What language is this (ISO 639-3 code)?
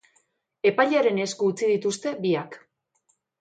eus